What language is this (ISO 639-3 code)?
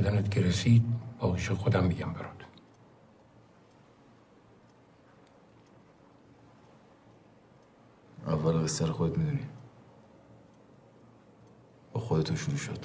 fas